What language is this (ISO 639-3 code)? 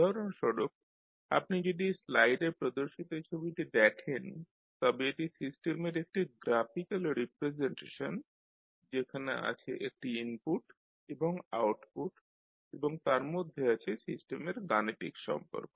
ben